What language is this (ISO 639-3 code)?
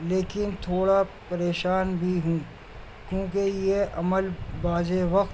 urd